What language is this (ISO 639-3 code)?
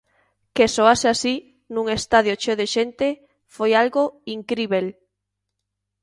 glg